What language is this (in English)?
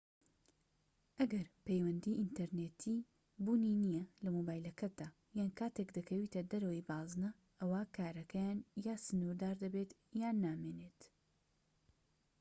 Central Kurdish